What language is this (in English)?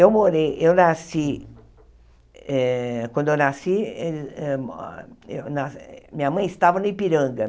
Portuguese